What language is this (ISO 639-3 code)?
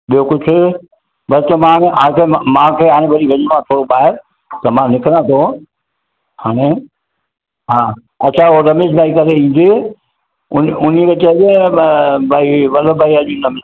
snd